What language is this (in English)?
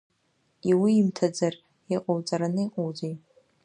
Abkhazian